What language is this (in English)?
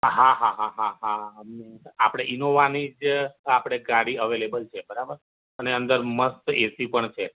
Gujarati